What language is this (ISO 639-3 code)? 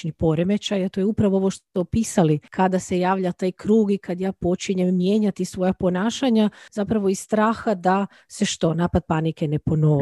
hrv